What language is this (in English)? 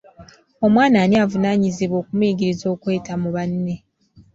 Ganda